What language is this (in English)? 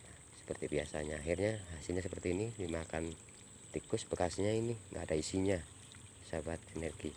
Indonesian